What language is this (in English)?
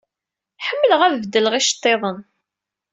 Kabyle